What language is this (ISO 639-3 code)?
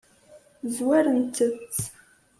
kab